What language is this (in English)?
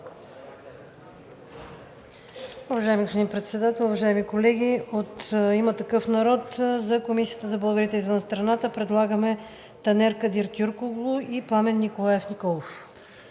Bulgarian